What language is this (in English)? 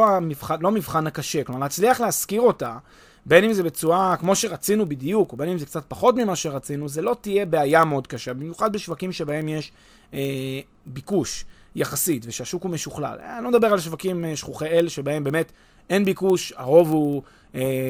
Hebrew